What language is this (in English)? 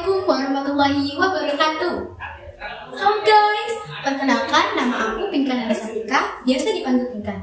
Indonesian